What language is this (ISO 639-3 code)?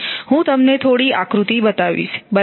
guj